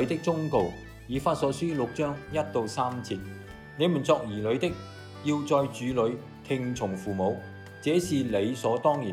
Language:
Chinese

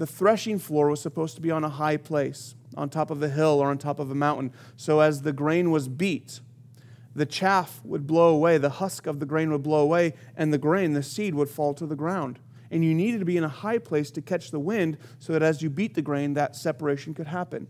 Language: English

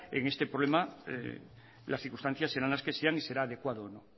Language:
Spanish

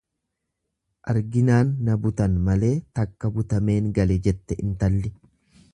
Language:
Oromo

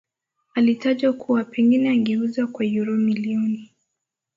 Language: Swahili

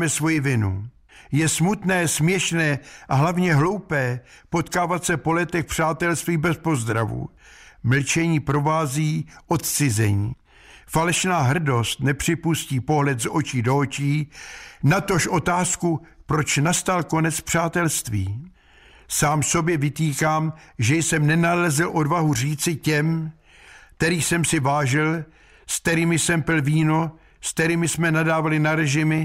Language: Czech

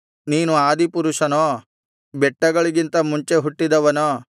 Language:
Kannada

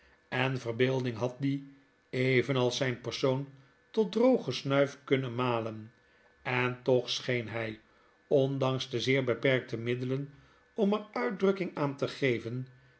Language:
Dutch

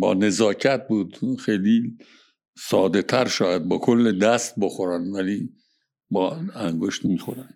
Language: Persian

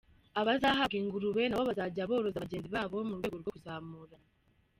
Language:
Kinyarwanda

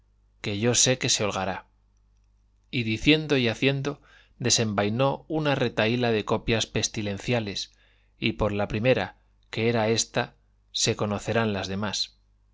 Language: Spanish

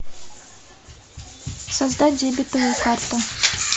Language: Russian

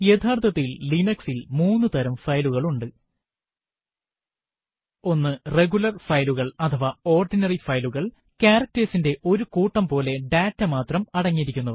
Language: Malayalam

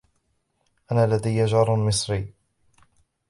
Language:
Arabic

